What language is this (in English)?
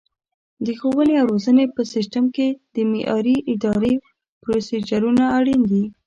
Pashto